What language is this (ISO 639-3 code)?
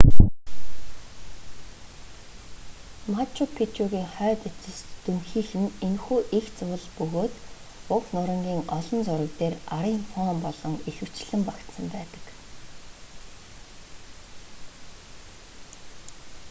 mon